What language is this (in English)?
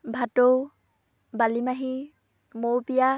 Assamese